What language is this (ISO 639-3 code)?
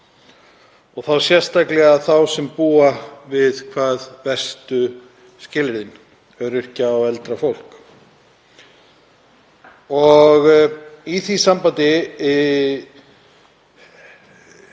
isl